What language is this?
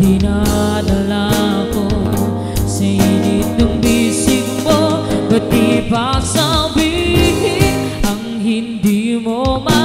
Filipino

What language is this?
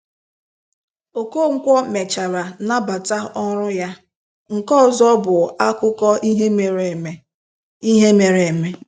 Igbo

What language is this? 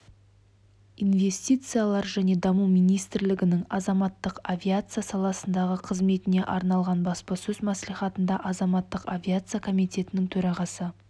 Kazakh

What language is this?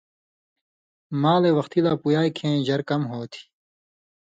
Indus Kohistani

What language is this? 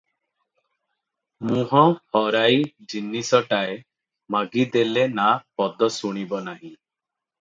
Odia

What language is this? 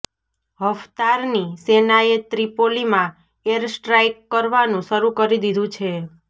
Gujarati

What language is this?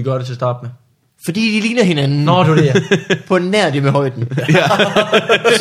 Danish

